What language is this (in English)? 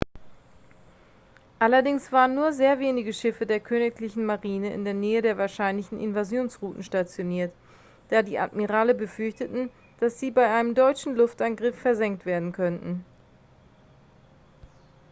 German